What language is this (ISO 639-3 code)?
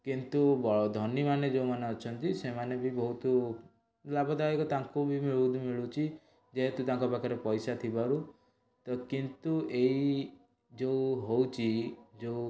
ori